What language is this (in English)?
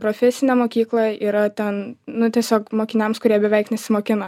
Lithuanian